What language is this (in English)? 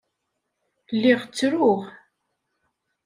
Kabyle